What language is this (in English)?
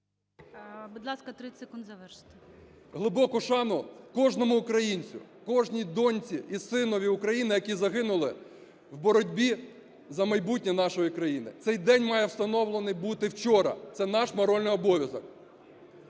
Ukrainian